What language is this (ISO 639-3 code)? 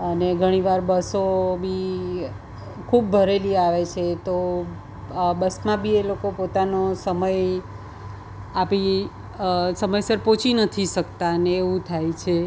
guj